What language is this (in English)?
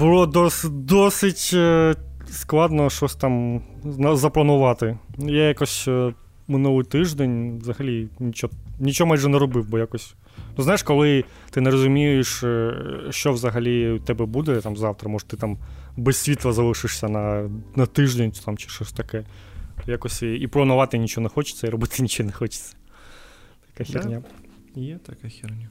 Ukrainian